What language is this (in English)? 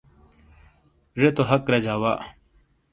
Shina